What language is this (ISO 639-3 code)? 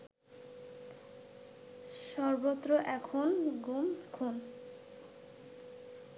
ben